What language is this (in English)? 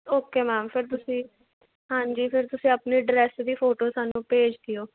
Punjabi